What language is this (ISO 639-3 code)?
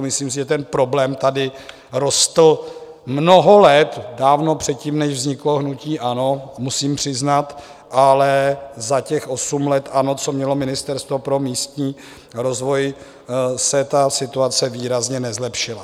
ces